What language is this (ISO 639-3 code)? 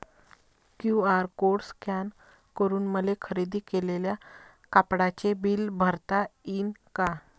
mar